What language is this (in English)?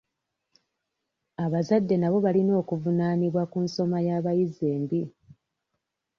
Ganda